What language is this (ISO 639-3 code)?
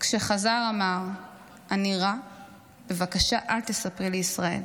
heb